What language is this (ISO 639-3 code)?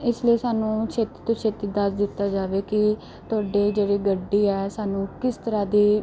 pan